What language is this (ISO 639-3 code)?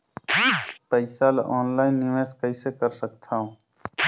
hne